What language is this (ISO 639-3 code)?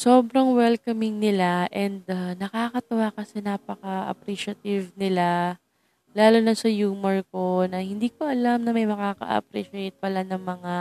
fil